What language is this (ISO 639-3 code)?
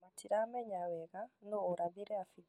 kik